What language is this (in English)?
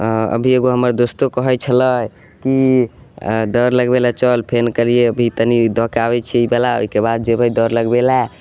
Maithili